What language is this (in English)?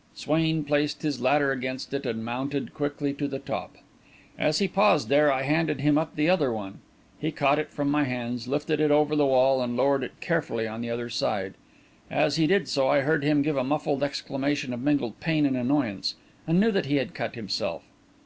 English